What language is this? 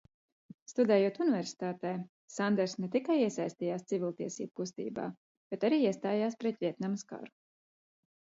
Latvian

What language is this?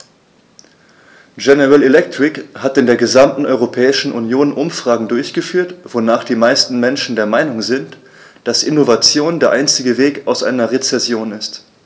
German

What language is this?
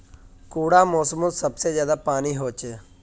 Magahi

